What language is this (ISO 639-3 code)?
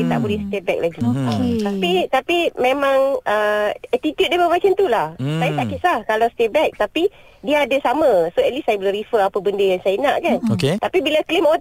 msa